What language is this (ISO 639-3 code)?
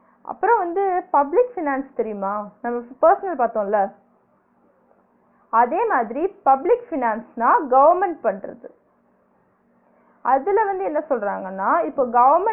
tam